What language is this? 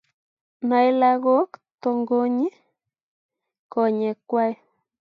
Kalenjin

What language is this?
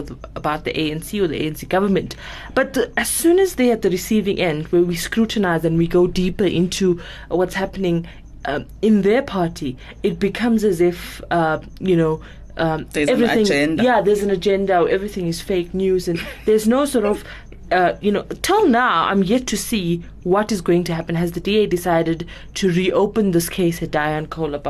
English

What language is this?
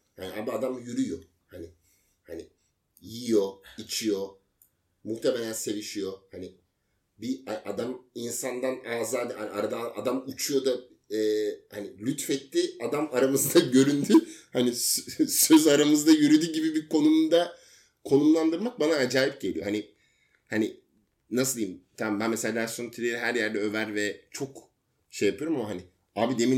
Turkish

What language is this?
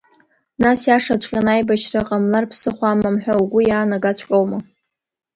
Abkhazian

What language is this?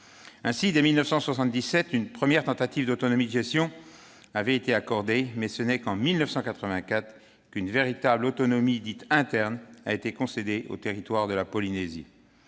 French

